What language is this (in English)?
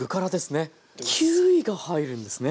Japanese